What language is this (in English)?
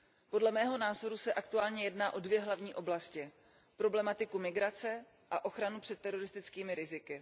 Czech